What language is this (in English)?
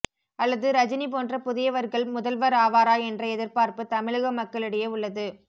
Tamil